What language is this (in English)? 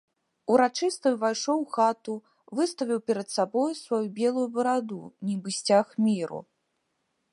Belarusian